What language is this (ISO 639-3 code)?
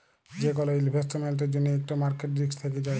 ben